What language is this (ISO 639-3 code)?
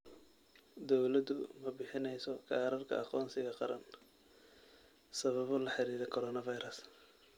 som